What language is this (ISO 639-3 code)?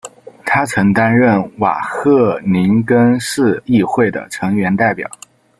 zho